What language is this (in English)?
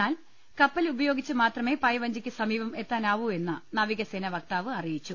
Malayalam